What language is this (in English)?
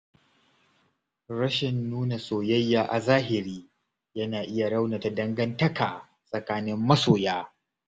Hausa